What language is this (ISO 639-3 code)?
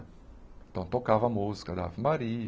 por